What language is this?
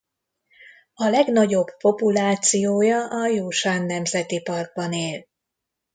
Hungarian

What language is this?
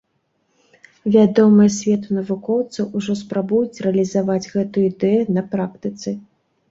Belarusian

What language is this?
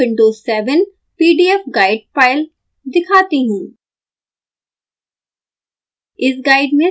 Hindi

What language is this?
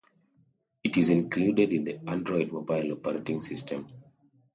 English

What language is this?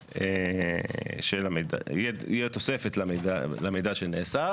Hebrew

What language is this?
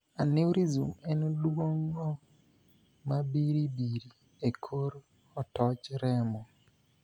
Luo (Kenya and Tanzania)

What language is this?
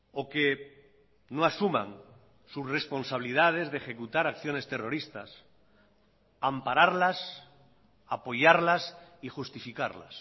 Spanish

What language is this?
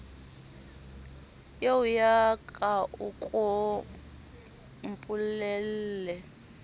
Southern Sotho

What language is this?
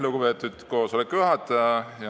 Estonian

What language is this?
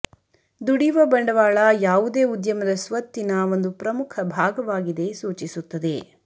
Kannada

